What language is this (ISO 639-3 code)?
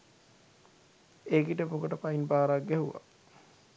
sin